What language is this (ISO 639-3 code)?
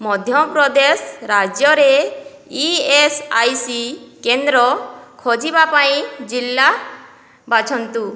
ori